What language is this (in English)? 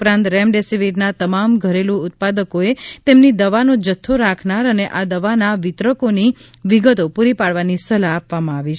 Gujarati